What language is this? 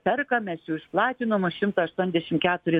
Lithuanian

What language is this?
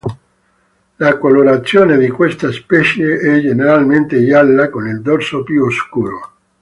Italian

